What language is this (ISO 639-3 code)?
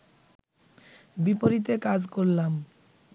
ben